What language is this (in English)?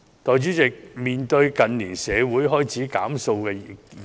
Cantonese